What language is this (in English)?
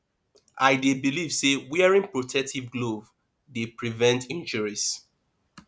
Nigerian Pidgin